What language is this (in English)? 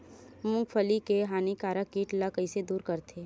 Chhattisgarhi